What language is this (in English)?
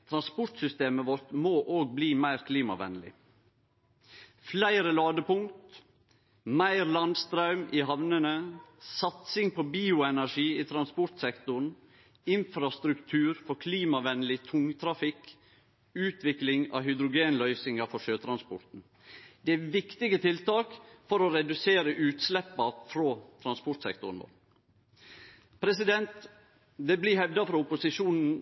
Norwegian Nynorsk